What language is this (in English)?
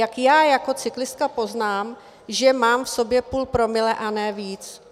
Czech